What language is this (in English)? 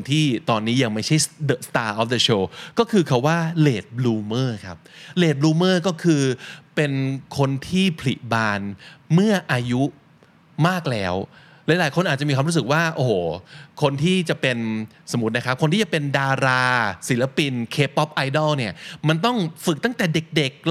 Thai